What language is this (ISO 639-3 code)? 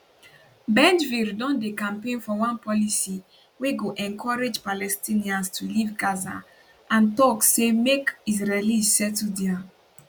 pcm